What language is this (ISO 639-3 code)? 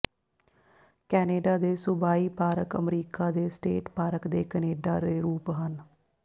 pan